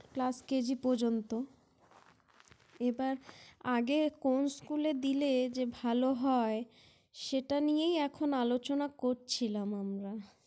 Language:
Bangla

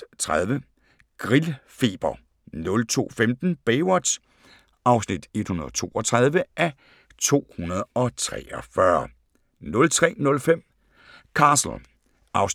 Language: Danish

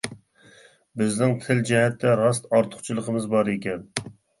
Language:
Uyghur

